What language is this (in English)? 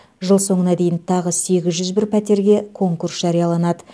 Kazakh